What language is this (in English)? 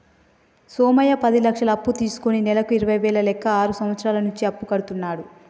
Telugu